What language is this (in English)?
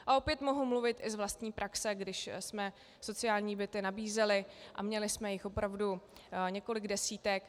Czech